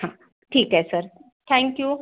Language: Marathi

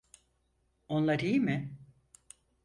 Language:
Turkish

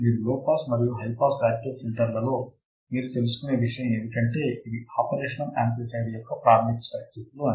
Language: Telugu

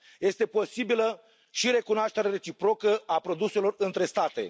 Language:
Romanian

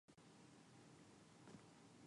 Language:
Japanese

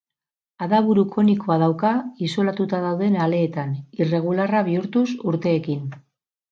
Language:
Basque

